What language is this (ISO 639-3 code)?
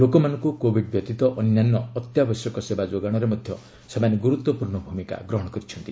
ori